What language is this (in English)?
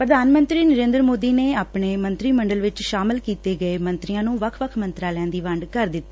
Punjabi